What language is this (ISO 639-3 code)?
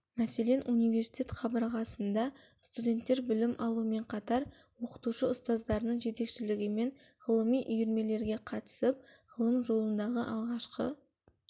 kaz